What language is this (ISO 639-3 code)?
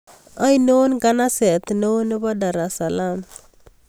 kln